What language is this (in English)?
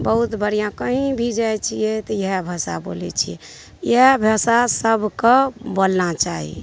Maithili